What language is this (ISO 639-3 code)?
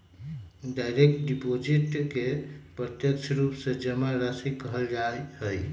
mag